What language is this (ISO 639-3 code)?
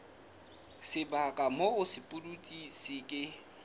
sot